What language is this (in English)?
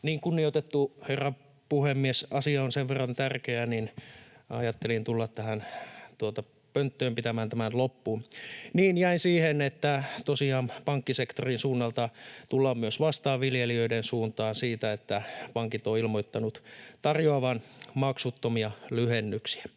Finnish